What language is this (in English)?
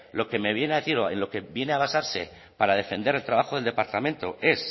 Spanish